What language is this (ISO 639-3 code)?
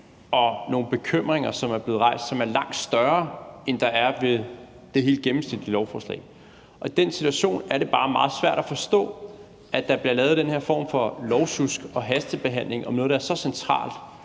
dan